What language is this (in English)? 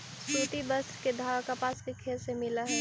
Magahi